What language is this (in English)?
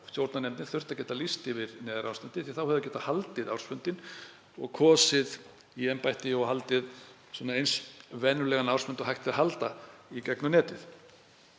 Icelandic